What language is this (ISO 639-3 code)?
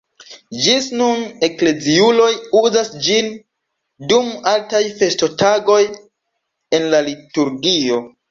epo